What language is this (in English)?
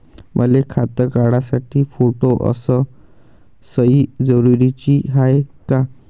Marathi